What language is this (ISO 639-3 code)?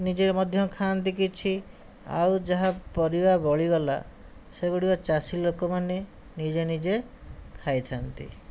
ori